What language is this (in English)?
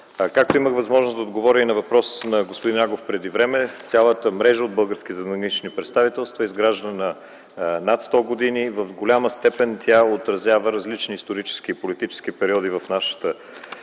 Bulgarian